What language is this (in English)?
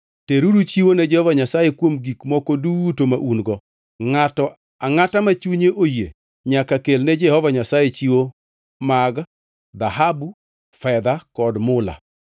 Luo (Kenya and Tanzania)